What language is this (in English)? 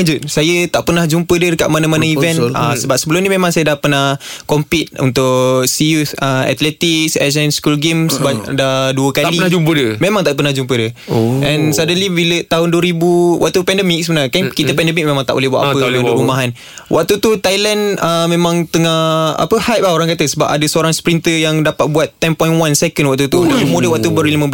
Malay